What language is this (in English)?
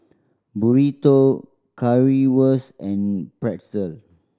English